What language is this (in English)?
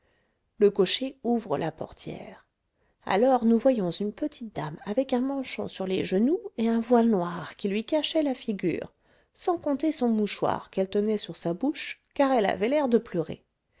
French